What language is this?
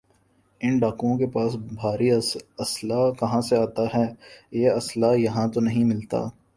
Urdu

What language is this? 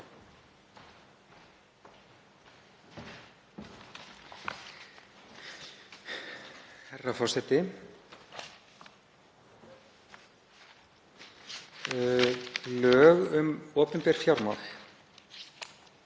Icelandic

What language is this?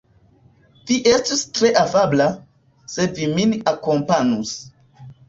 Esperanto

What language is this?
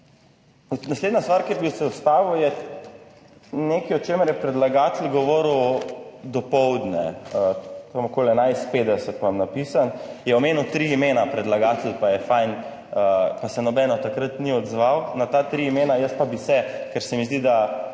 Slovenian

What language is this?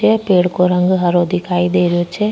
Rajasthani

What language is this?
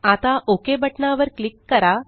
Marathi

